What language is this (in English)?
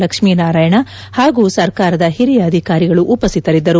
Kannada